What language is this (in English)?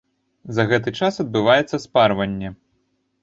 Belarusian